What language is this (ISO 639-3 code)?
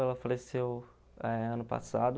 por